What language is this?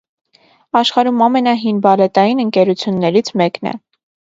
Armenian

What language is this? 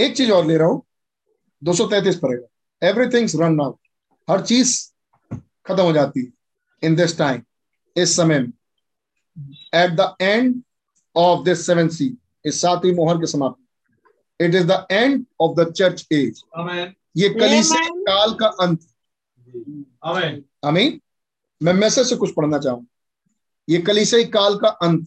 Hindi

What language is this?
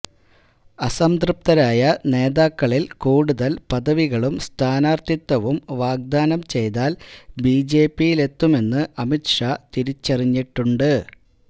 Malayalam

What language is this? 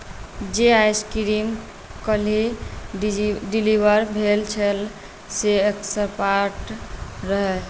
Maithili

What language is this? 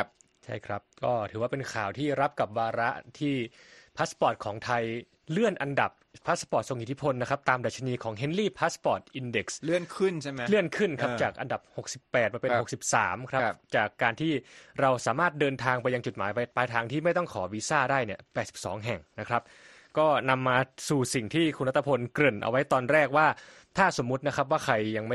Thai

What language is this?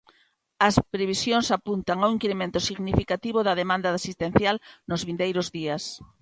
Galician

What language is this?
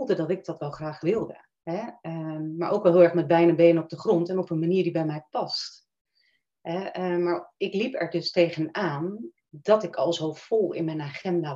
Dutch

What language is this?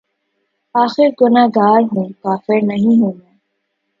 Urdu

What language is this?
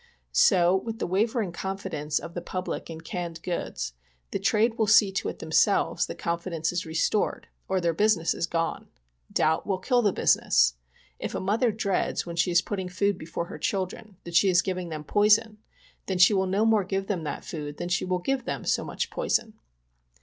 English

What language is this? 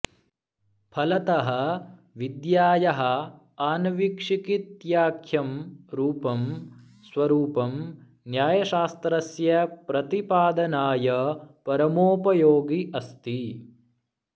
Sanskrit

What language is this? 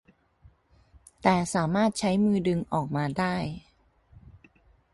Thai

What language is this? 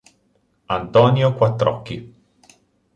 Italian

